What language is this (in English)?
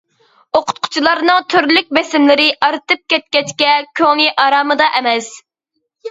Uyghur